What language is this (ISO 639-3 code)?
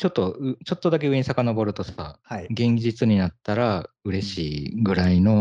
jpn